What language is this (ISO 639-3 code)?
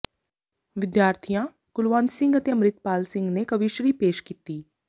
pan